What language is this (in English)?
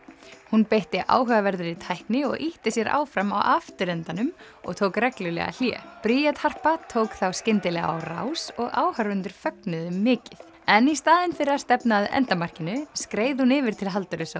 Icelandic